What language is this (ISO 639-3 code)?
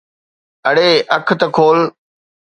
snd